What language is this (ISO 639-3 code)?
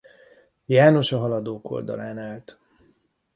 hun